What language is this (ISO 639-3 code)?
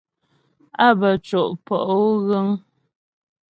bbj